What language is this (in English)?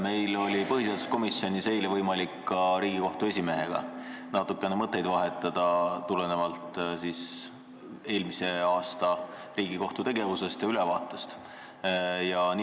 Estonian